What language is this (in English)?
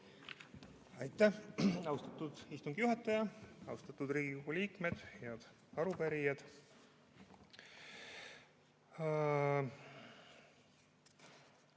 Estonian